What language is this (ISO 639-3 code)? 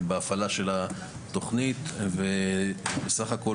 heb